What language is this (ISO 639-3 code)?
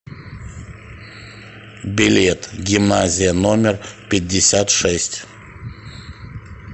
rus